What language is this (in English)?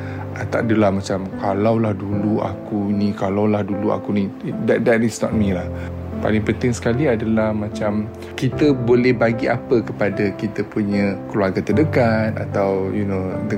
Malay